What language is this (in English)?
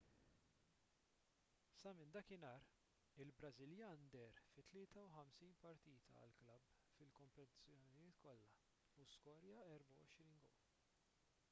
Maltese